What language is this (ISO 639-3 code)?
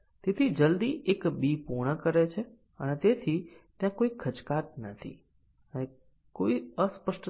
guj